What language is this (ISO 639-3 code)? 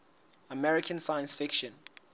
sot